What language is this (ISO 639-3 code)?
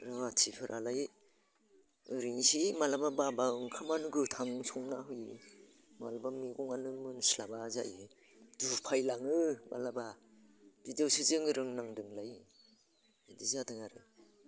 brx